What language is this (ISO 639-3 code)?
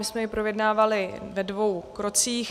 ces